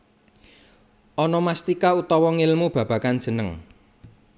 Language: Javanese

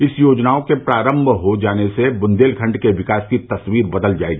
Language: Hindi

